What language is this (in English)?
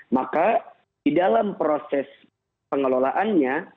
Indonesian